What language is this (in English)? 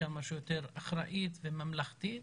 Hebrew